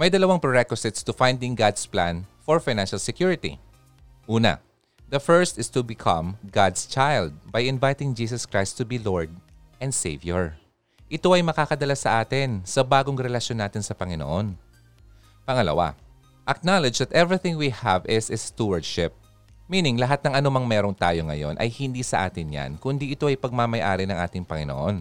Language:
Filipino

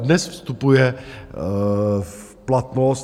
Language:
Czech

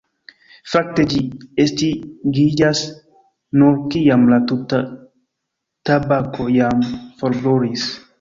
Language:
Esperanto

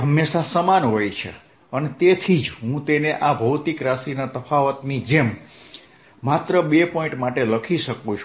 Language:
Gujarati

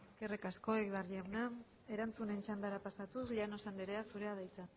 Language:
Basque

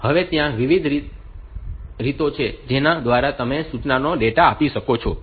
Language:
Gujarati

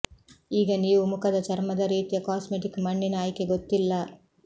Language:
Kannada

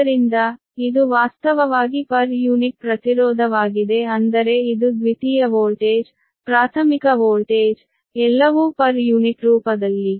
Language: Kannada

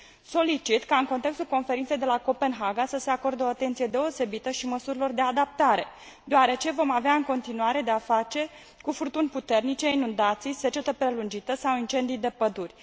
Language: Romanian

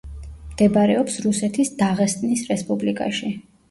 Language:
Georgian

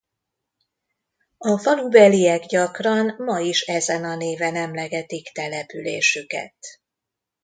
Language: Hungarian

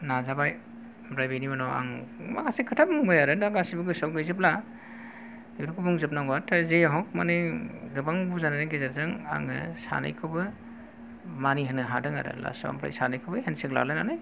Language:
Bodo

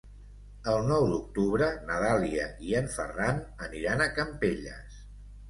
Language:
Catalan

